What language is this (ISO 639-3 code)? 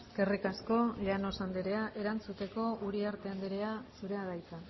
eus